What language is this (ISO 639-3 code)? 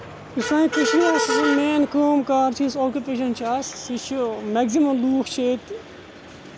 kas